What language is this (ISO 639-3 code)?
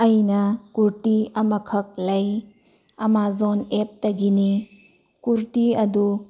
mni